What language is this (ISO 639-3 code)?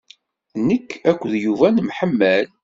kab